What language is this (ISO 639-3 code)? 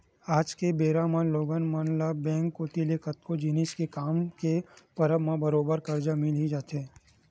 hne